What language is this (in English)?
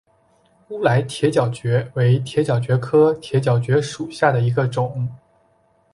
Chinese